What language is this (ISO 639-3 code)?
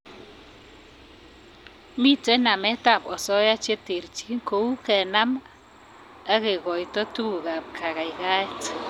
kln